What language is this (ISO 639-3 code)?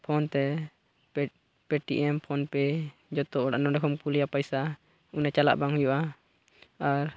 sat